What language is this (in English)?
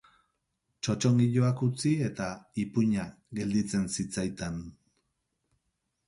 Basque